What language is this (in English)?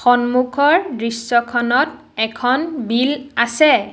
Assamese